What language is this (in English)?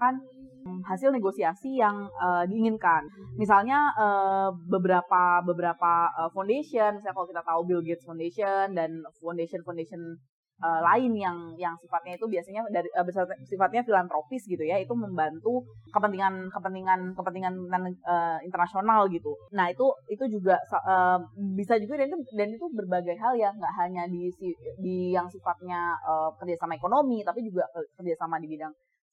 Indonesian